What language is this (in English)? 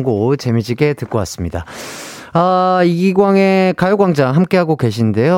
Korean